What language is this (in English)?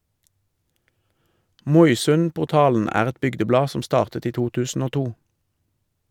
Norwegian